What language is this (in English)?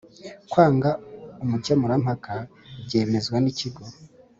Kinyarwanda